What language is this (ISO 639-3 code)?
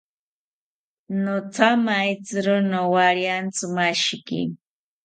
cpy